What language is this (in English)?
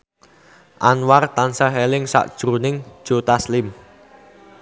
Javanese